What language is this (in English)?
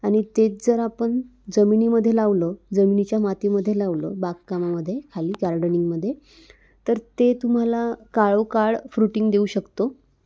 Marathi